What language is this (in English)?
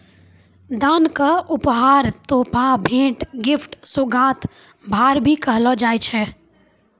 Maithili